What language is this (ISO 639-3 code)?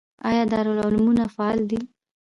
pus